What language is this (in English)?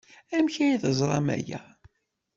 Kabyle